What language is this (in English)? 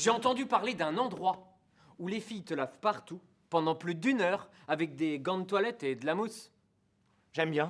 French